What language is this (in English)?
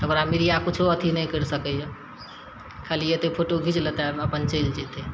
Maithili